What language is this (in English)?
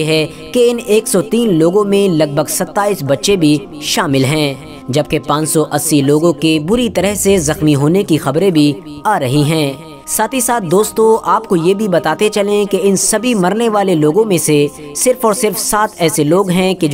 Hindi